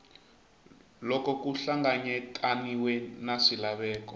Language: Tsonga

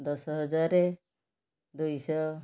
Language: Odia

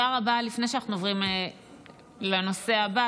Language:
Hebrew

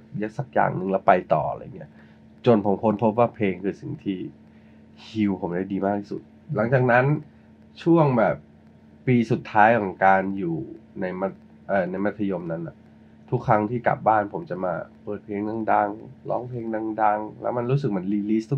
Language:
Thai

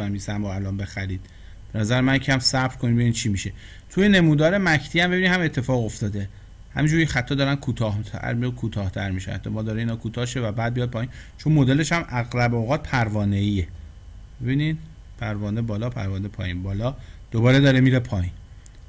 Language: Persian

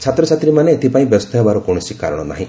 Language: Odia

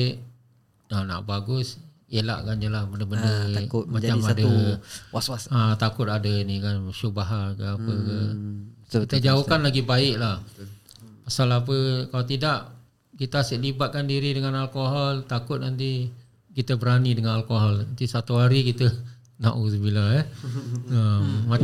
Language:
Malay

